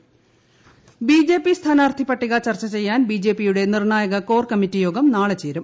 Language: Malayalam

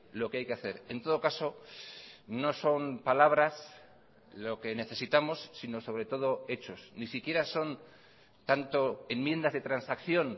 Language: Spanish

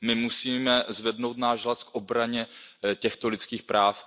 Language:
Czech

